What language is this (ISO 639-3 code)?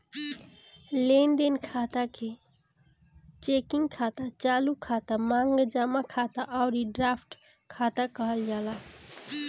bho